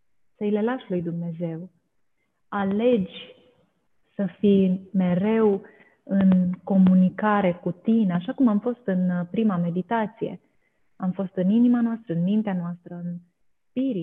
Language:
Romanian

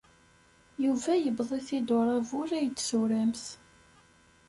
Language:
Kabyle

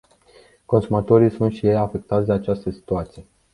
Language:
Romanian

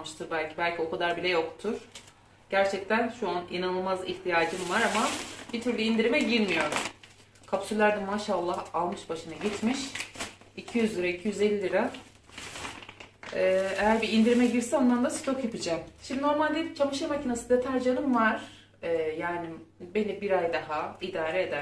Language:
Turkish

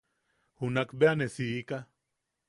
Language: Yaqui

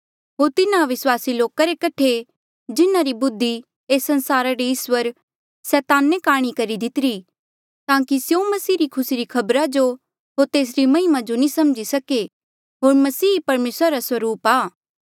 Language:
Mandeali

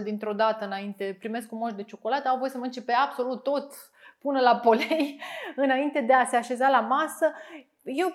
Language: Romanian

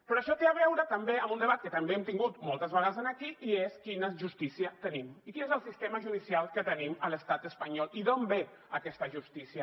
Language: Catalan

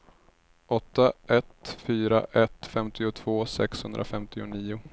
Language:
Swedish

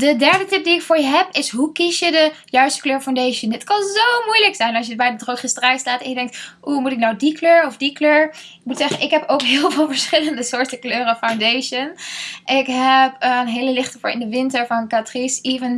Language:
Dutch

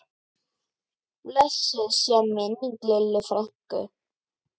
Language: Icelandic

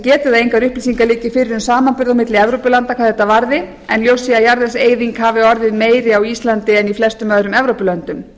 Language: Icelandic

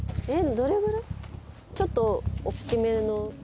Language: Japanese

